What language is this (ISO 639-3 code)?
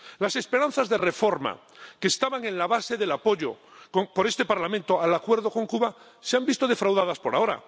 spa